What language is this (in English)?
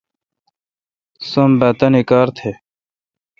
Kalkoti